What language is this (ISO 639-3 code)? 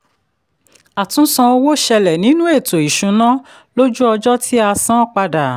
yor